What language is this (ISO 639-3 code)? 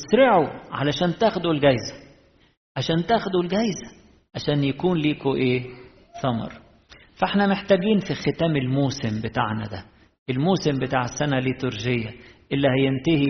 ara